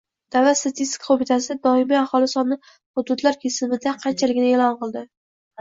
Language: Uzbek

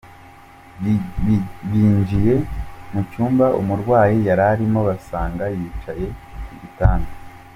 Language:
Kinyarwanda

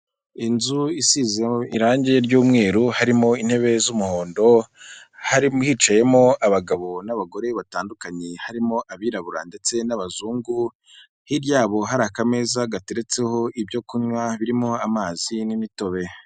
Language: Kinyarwanda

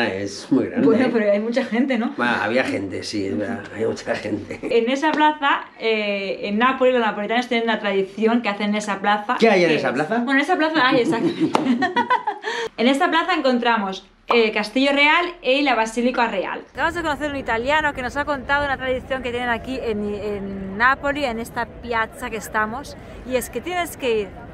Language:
Spanish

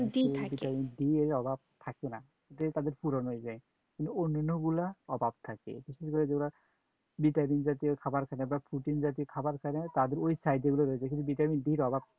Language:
Bangla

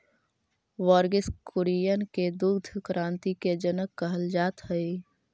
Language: Magahi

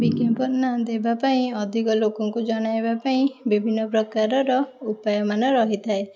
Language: Odia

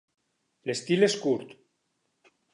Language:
Catalan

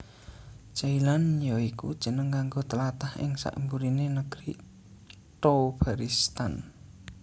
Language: Javanese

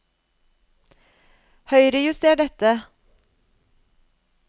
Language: Norwegian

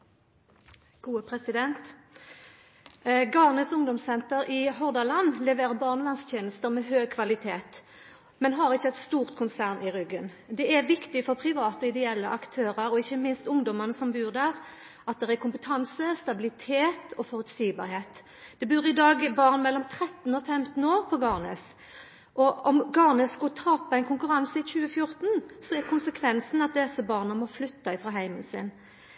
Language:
Norwegian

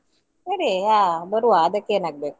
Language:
Kannada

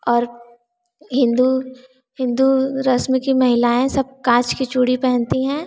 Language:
Hindi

